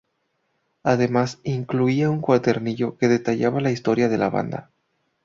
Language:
Spanish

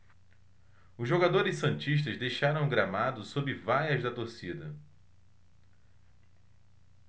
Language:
Portuguese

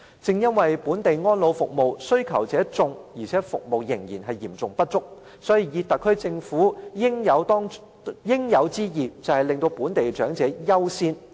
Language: Cantonese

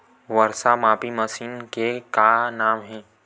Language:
Chhattisgarhi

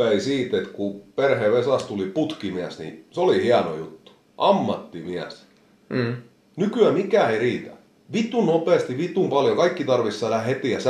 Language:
Finnish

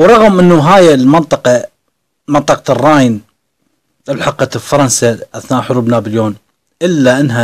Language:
Arabic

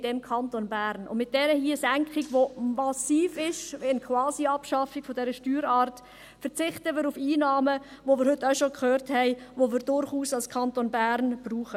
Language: Swiss German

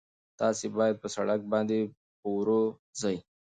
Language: Pashto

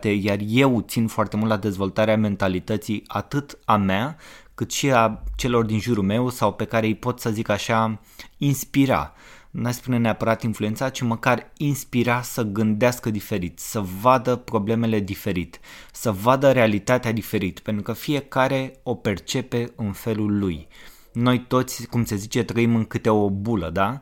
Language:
Romanian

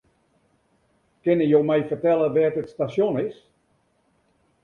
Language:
Western Frisian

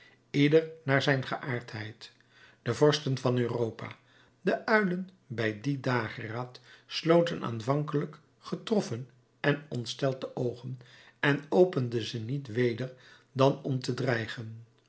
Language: Dutch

